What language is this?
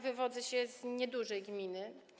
Polish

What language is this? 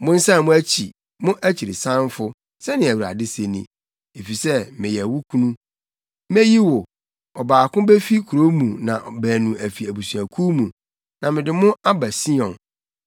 Akan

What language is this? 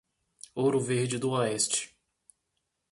Portuguese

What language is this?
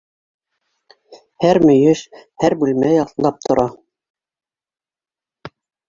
Bashkir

